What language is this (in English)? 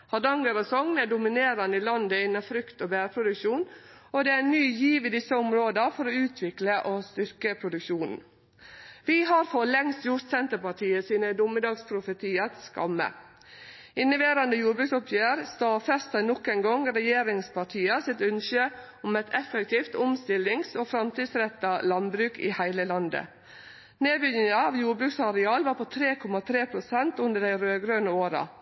Norwegian Nynorsk